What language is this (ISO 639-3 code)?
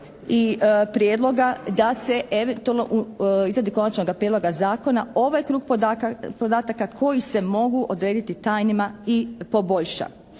hrv